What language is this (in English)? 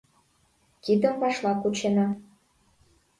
Mari